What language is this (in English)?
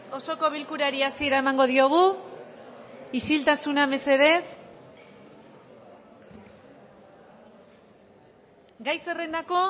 Basque